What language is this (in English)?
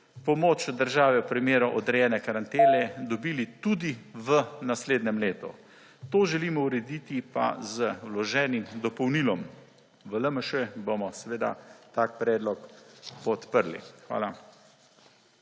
Slovenian